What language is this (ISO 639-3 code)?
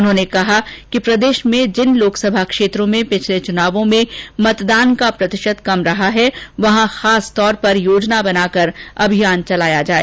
hin